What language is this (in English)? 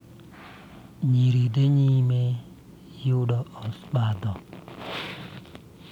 Luo (Kenya and Tanzania)